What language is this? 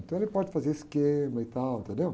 Portuguese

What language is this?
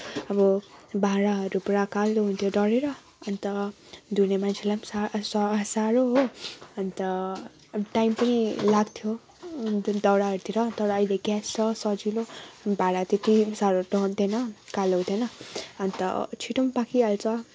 Nepali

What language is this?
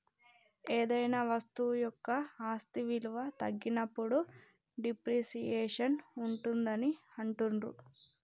Telugu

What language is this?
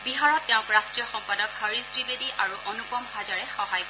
Assamese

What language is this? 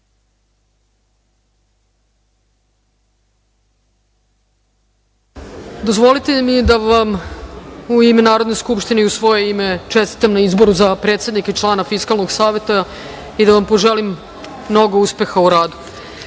Serbian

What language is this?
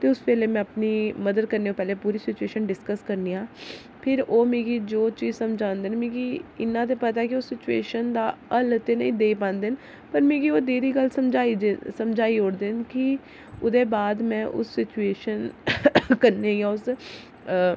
Dogri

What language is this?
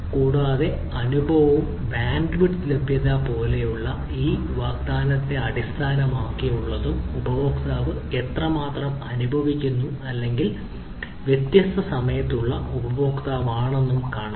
Malayalam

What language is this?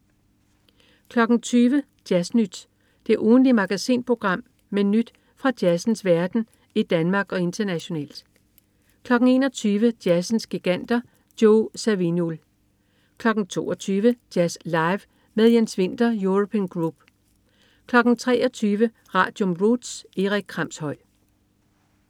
Danish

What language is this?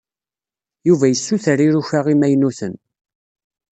Kabyle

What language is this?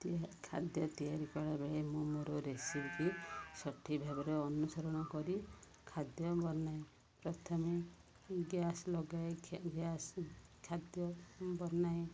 Odia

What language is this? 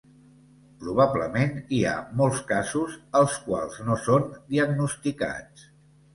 Catalan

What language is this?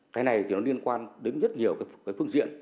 Vietnamese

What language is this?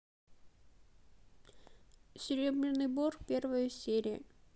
Russian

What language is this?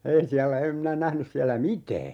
Finnish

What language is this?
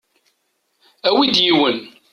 Kabyle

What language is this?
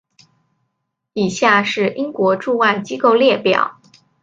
Chinese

